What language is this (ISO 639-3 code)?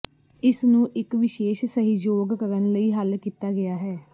pan